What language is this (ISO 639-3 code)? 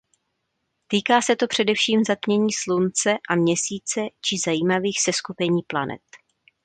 ces